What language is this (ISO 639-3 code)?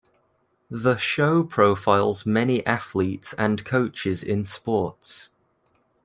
eng